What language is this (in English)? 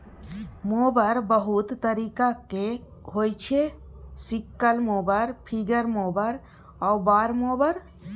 Maithili